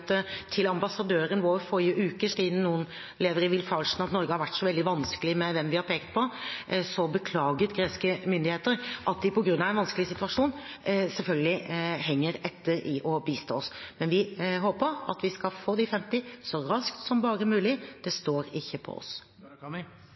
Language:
Norwegian Bokmål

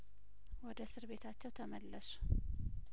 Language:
Amharic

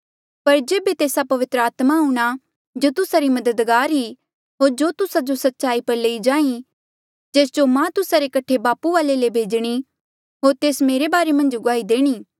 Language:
Mandeali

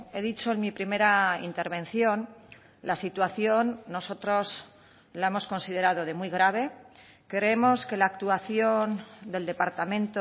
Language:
Spanish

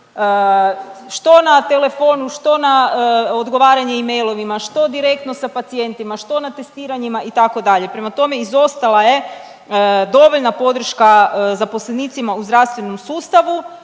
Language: Croatian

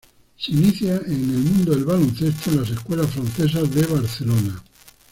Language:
Spanish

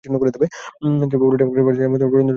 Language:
Bangla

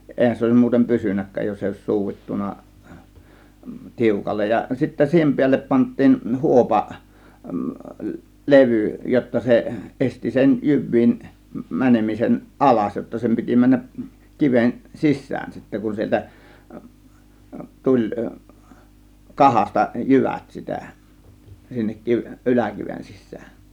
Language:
Finnish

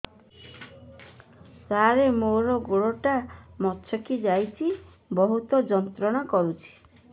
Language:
Odia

